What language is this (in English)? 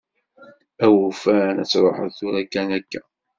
Kabyle